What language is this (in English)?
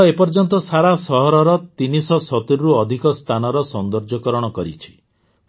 Odia